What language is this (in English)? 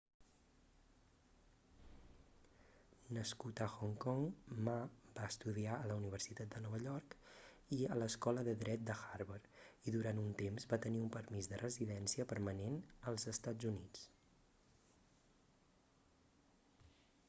Catalan